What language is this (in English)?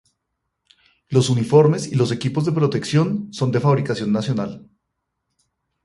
Spanish